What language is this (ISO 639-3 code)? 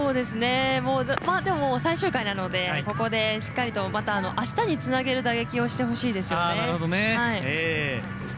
jpn